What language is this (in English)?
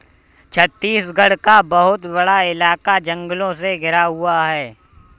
Hindi